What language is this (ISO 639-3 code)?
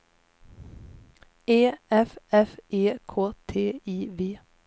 swe